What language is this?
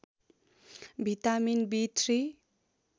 Nepali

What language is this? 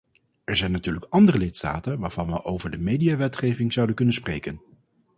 Dutch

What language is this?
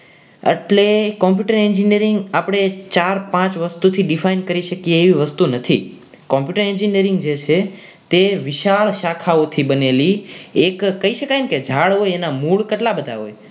Gujarati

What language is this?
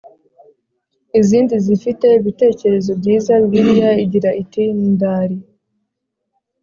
Kinyarwanda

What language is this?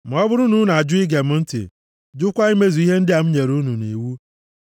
Igbo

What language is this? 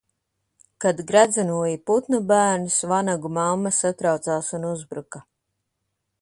Latvian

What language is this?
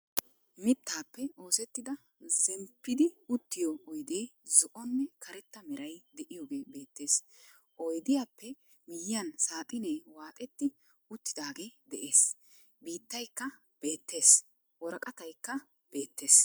Wolaytta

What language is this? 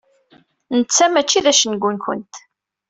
Kabyle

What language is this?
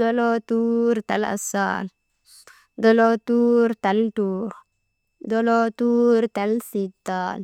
Maba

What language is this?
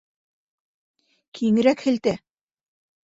Bashkir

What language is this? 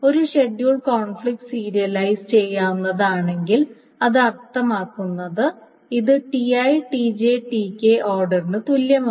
Malayalam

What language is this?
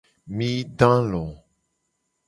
Gen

